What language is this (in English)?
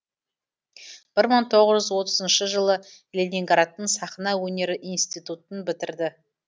Kazakh